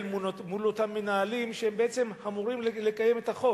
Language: Hebrew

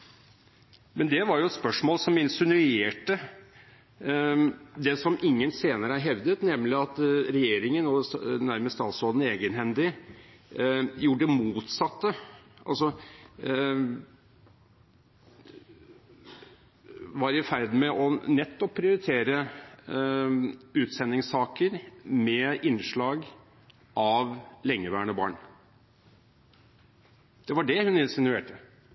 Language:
Norwegian Bokmål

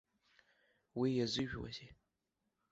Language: Abkhazian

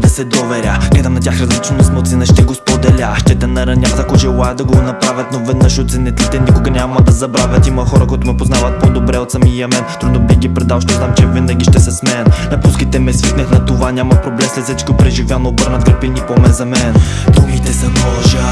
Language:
Bulgarian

